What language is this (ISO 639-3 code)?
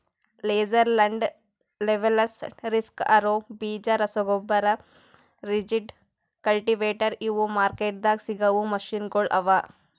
kan